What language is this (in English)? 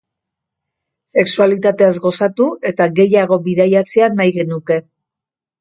Basque